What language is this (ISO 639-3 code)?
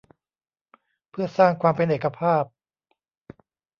tha